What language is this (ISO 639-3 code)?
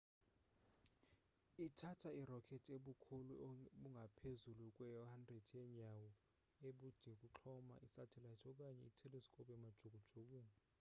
xho